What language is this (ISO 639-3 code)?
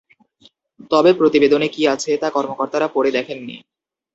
ben